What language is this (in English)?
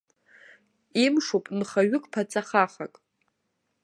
Abkhazian